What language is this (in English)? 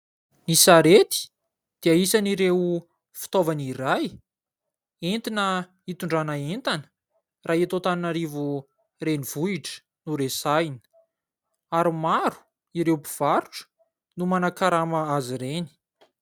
Malagasy